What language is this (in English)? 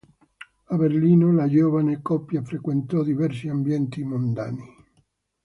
Italian